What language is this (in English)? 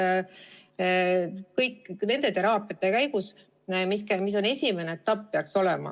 Estonian